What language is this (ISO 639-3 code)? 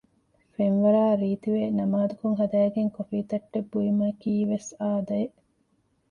div